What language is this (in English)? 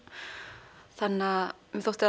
Icelandic